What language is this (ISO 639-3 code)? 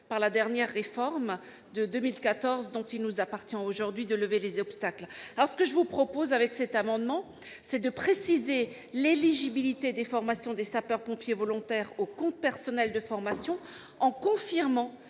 fra